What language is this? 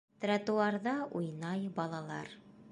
Bashkir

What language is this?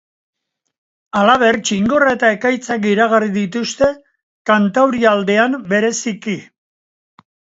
Basque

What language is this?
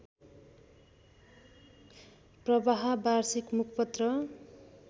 Nepali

